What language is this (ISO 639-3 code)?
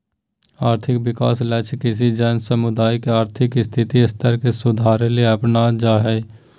mag